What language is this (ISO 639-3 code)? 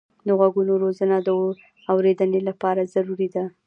pus